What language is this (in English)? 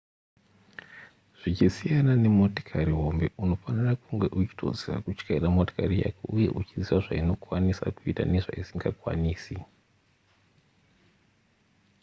Shona